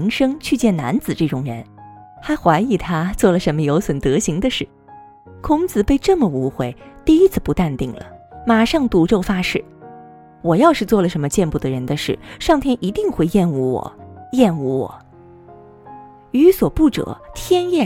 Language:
Chinese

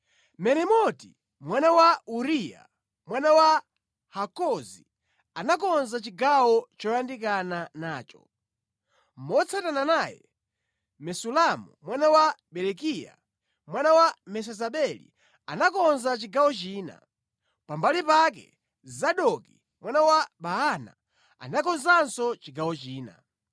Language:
Nyanja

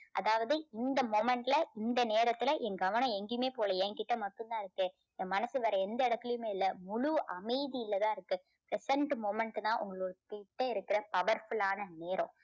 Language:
Tamil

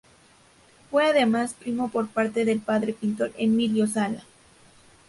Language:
Spanish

